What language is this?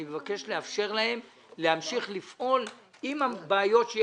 Hebrew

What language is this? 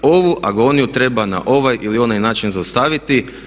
Croatian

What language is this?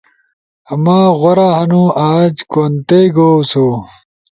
Ushojo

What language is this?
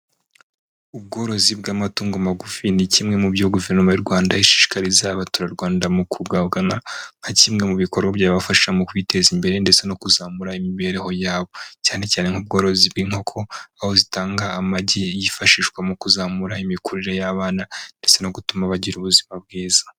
Kinyarwanda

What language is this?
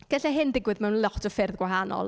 Welsh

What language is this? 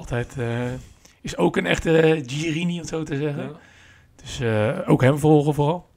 Dutch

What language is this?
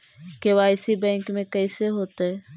Magahi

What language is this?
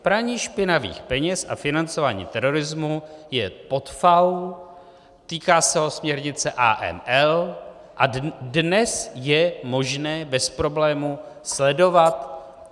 Czech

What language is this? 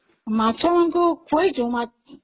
Odia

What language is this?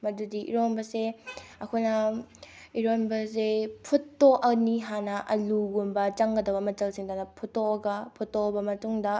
Manipuri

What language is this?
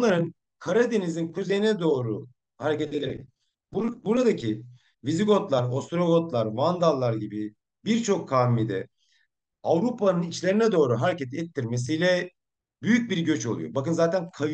Turkish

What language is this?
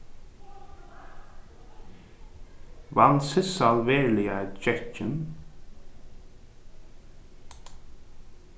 Faroese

